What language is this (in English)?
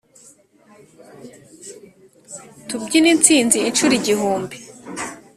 Kinyarwanda